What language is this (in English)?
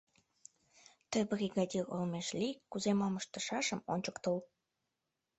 Mari